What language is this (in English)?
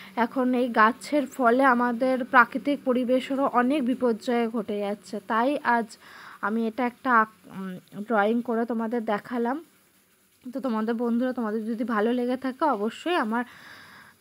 Bangla